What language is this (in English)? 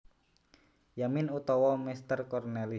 Javanese